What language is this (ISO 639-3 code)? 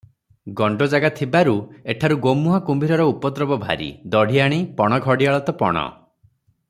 ori